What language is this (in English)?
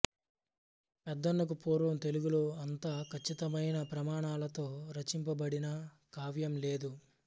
Telugu